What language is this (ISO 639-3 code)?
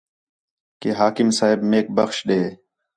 xhe